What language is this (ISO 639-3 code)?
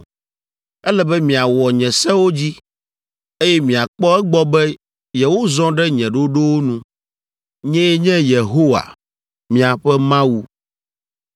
ewe